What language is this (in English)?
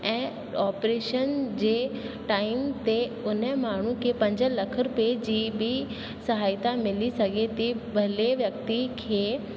Sindhi